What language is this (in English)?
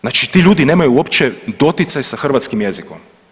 Croatian